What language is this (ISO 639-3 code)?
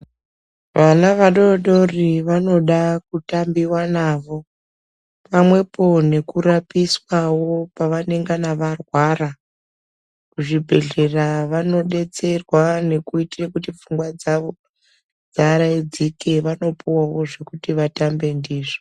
ndc